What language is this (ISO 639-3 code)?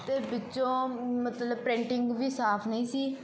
pan